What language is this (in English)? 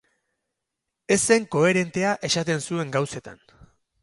Basque